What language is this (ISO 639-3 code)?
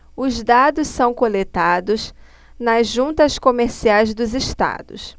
por